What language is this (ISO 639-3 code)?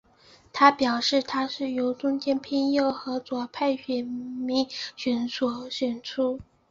zho